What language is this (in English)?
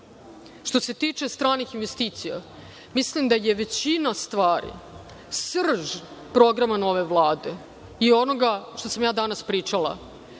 Serbian